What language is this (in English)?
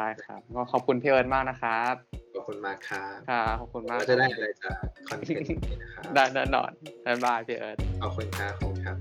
Thai